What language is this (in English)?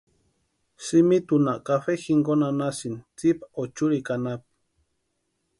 Western Highland Purepecha